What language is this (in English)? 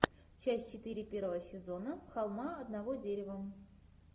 Russian